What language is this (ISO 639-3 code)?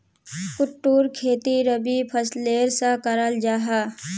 mag